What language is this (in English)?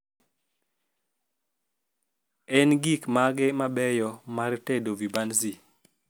Luo (Kenya and Tanzania)